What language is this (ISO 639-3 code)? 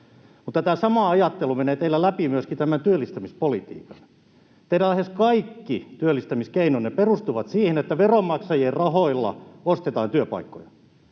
fin